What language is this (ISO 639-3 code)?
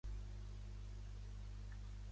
cat